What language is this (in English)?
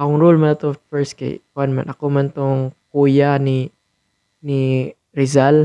Filipino